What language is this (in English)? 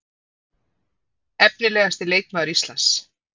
Icelandic